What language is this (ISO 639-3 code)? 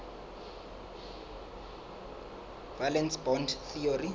sot